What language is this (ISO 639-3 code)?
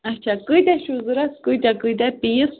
kas